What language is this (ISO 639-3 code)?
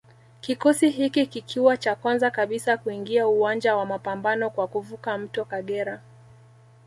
swa